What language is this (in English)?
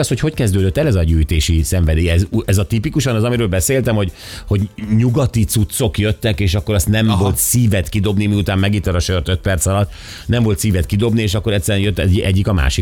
Hungarian